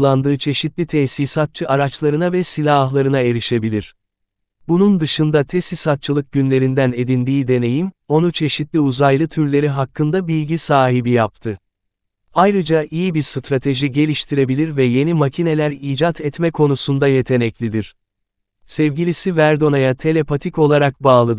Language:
Turkish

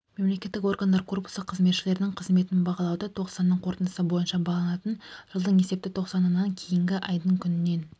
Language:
Kazakh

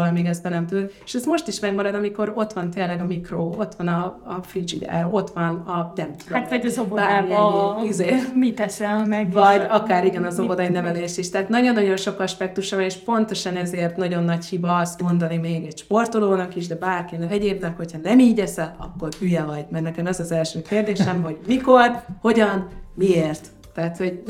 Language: Hungarian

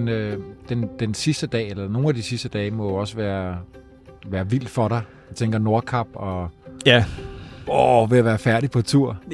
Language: Danish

